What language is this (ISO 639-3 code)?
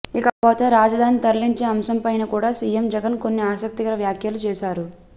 tel